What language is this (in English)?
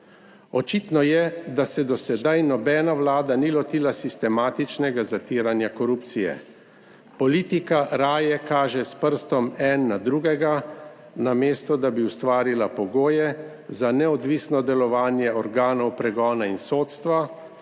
Slovenian